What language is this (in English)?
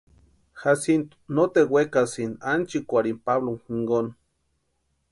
Western Highland Purepecha